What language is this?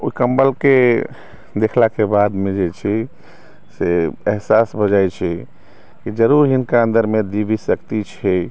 Maithili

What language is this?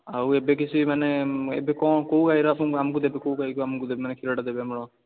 Odia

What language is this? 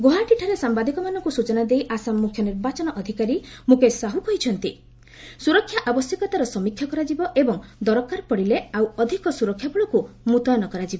Odia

